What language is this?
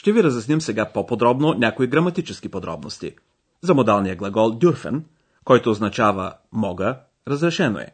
Bulgarian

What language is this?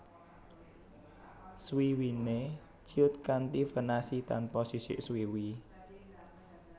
Javanese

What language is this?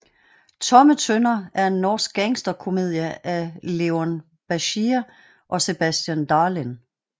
Danish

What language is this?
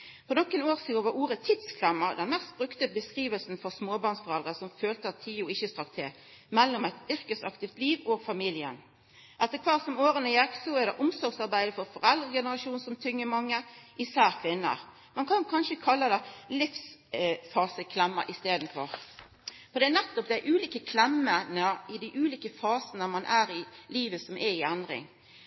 Norwegian Nynorsk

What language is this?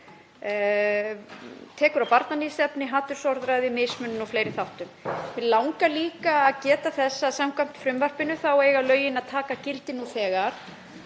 Icelandic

